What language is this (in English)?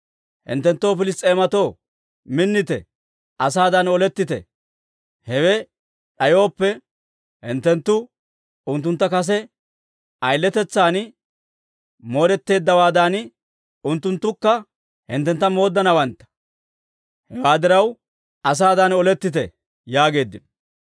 Dawro